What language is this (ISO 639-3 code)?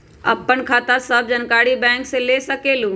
mag